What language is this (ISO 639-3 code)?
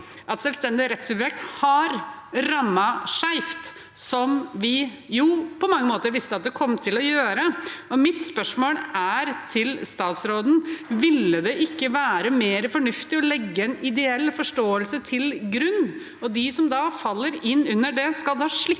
nor